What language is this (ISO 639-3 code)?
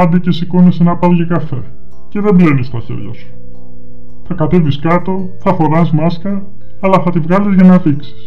ell